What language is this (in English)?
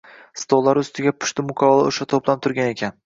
Uzbek